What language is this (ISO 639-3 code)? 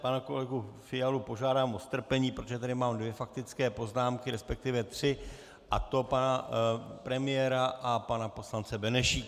ces